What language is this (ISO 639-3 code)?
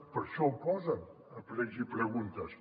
cat